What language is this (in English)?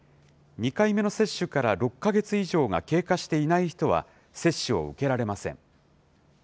Japanese